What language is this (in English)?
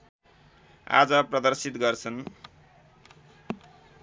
Nepali